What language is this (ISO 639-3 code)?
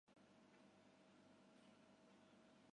zho